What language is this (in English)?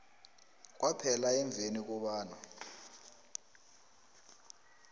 South Ndebele